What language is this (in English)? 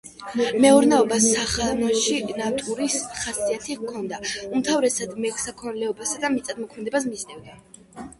Georgian